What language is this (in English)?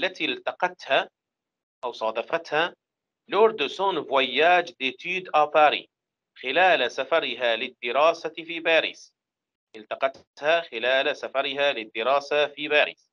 Arabic